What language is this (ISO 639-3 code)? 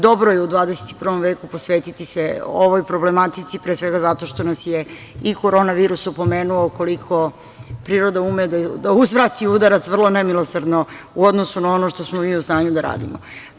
srp